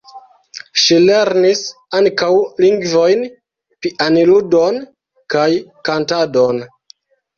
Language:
Esperanto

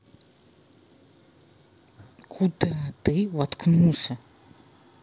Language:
Russian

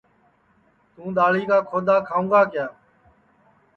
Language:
Sansi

